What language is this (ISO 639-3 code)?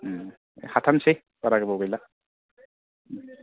brx